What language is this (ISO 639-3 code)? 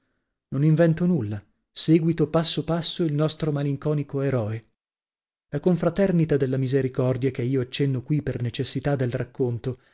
ita